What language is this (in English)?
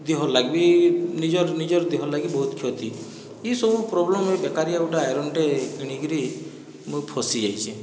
Odia